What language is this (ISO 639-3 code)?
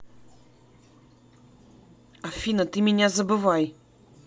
rus